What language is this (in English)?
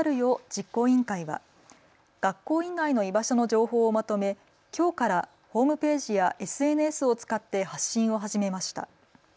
Japanese